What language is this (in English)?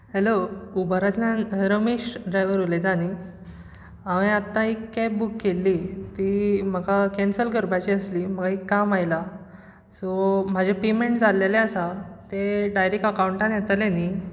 Konkani